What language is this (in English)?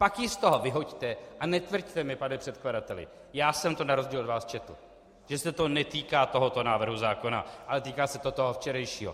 Czech